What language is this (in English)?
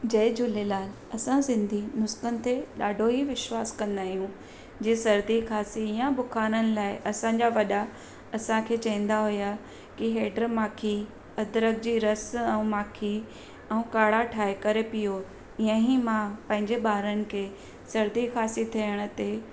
Sindhi